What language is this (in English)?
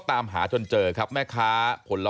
Thai